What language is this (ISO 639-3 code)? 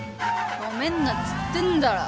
jpn